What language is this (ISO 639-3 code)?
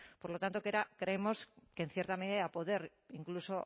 spa